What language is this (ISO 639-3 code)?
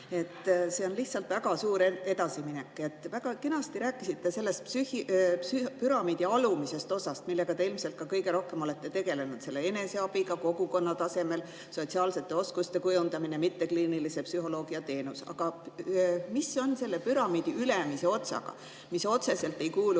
est